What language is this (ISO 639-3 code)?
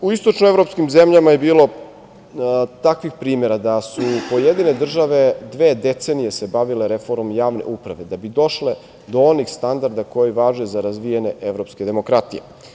srp